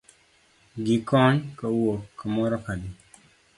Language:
Luo (Kenya and Tanzania)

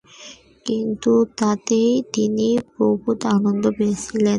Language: Bangla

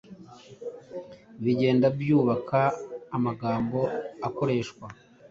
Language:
Kinyarwanda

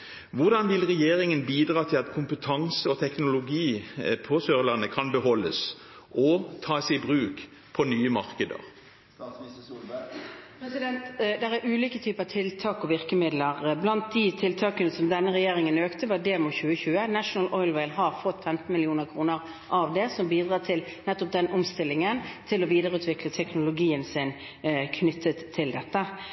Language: Norwegian Bokmål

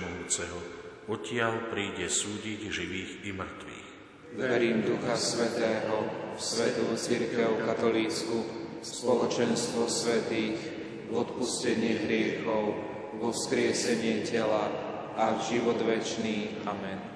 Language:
Slovak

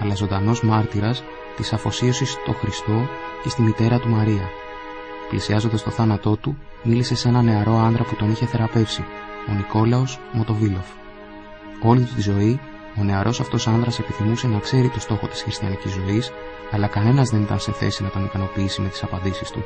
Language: Greek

